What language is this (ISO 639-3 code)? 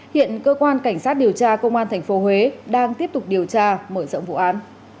vie